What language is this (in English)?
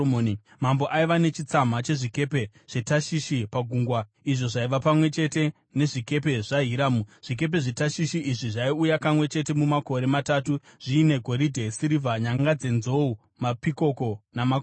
Shona